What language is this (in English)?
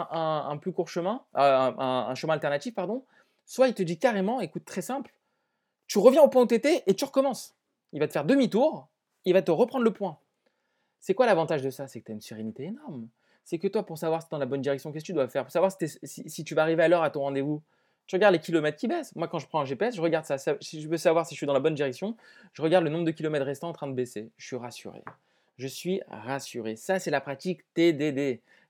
French